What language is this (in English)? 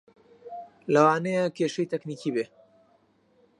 Central Kurdish